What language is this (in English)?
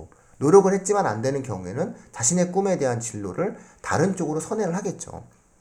Korean